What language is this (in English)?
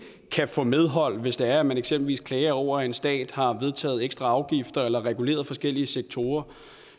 Danish